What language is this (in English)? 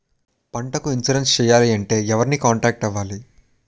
Telugu